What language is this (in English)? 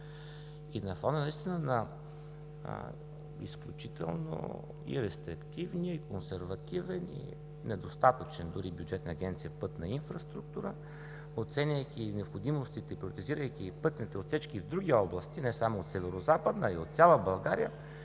Bulgarian